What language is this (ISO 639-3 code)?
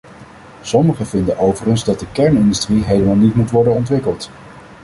nld